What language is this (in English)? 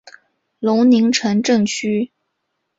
Chinese